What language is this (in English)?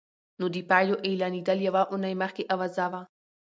Pashto